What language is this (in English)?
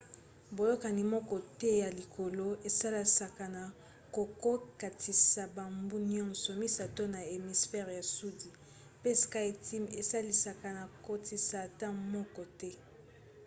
Lingala